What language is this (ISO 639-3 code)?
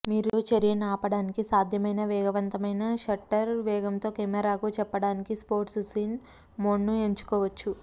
tel